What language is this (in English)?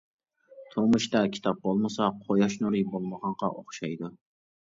Uyghur